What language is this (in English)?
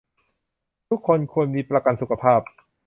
Thai